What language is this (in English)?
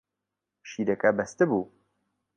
Central Kurdish